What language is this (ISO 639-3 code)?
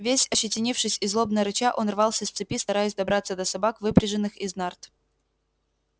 rus